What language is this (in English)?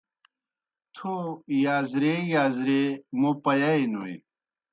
Kohistani Shina